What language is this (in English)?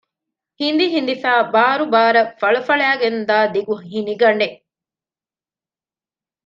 Divehi